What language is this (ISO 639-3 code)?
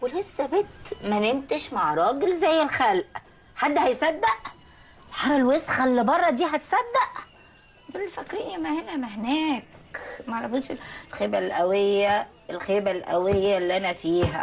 ara